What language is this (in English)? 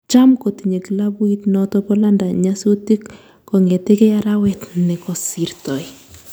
Kalenjin